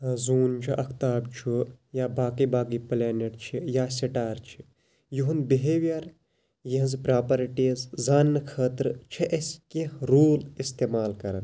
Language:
Kashmiri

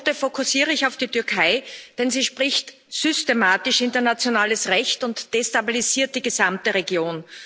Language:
German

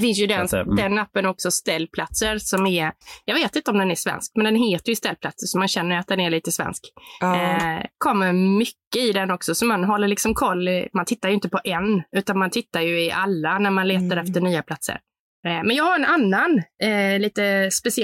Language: Swedish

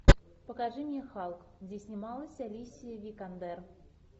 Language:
Russian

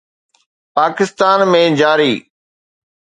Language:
Sindhi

